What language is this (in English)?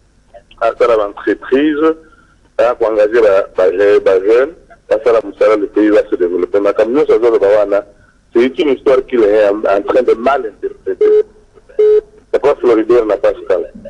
French